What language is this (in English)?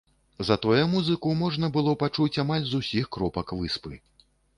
Belarusian